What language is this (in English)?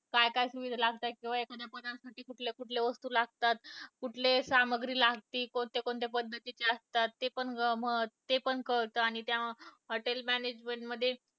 Marathi